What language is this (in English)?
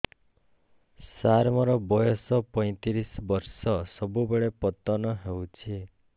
Odia